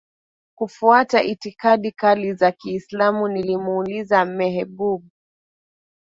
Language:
Swahili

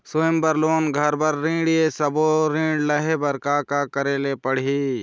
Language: Chhattisgarhi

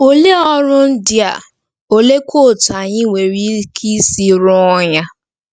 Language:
Igbo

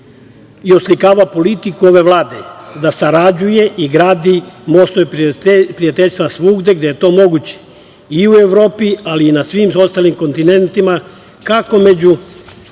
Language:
Serbian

